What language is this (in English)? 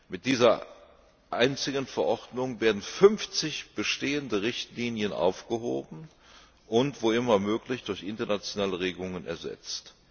German